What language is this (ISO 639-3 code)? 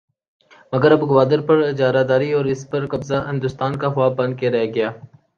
urd